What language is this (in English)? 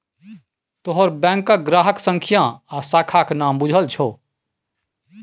Maithili